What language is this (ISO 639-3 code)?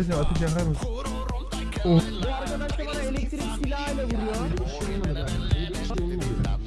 tur